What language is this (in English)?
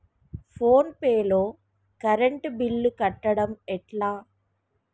Telugu